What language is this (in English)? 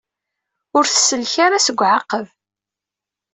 Kabyle